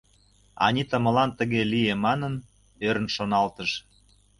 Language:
Mari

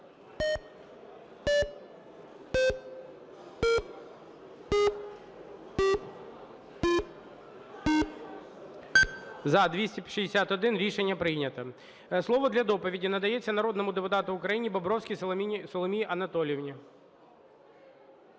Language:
Ukrainian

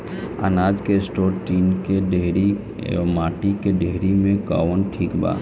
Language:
Bhojpuri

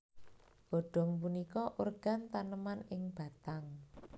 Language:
Javanese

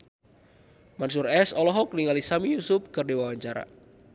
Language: Sundanese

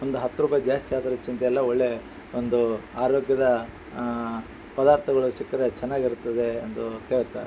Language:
Kannada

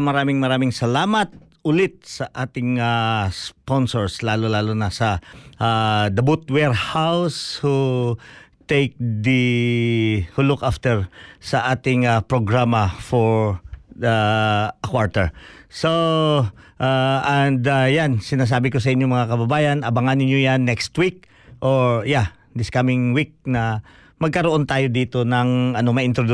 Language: Filipino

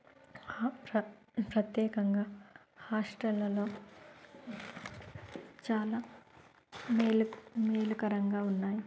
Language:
Telugu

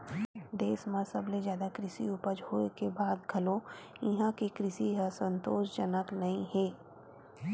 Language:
Chhattisgarhi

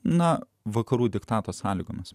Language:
Lithuanian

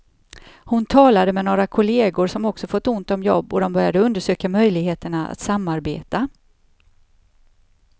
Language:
Swedish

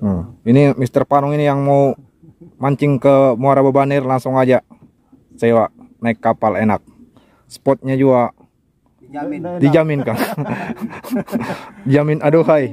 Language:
Indonesian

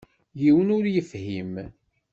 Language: Kabyle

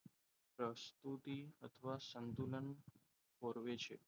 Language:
Gujarati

